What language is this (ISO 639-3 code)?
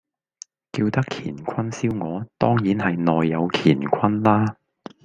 yue